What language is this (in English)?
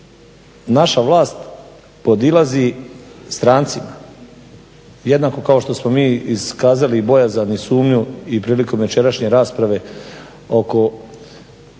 Croatian